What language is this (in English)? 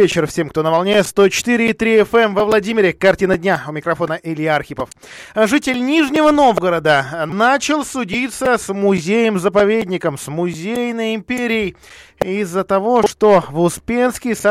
Russian